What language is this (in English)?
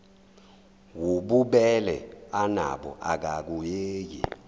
Zulu